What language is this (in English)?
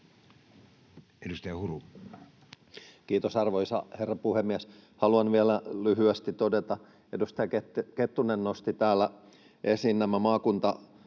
Finnish